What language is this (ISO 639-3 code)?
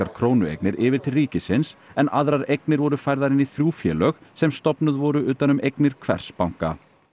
isl